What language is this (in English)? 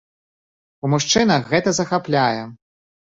Belarusian